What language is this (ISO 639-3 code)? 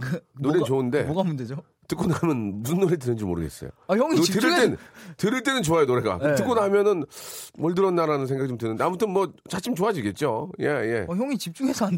kor